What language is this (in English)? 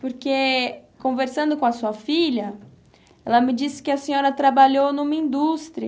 Portuguese